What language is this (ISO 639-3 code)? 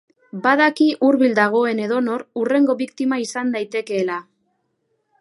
eus